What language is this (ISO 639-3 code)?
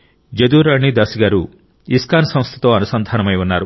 tel